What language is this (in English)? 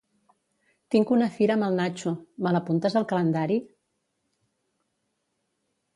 Catalan